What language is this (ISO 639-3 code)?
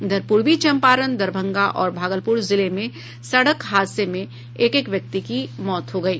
hin